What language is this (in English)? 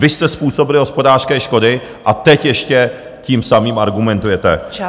Czech